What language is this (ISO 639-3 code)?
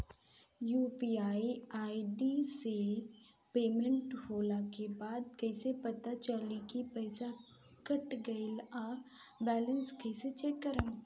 bho